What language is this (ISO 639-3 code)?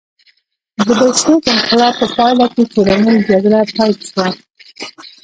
pus